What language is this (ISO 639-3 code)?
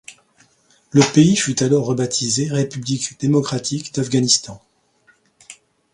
fra